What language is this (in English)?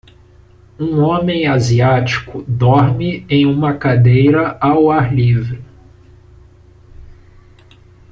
Portuguese